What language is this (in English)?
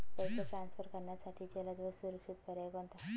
Marathi